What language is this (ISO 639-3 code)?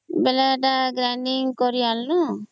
ori